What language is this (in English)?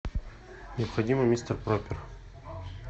Russian